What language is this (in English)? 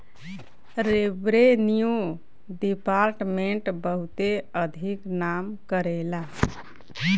Bhojpuri